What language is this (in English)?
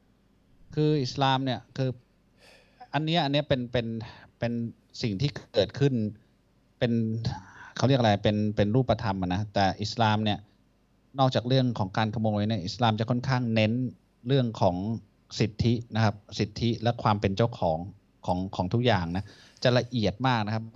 Thai